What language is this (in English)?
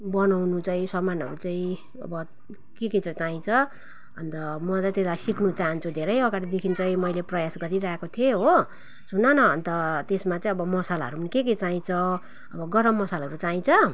Nepali